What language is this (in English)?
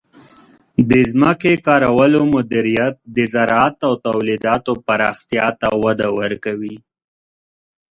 Pashto